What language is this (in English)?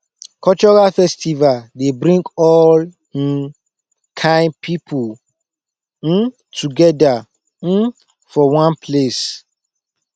Nigerian Pidgin